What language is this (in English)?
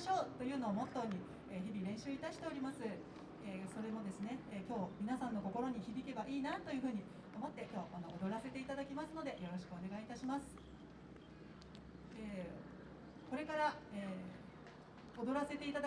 Japanese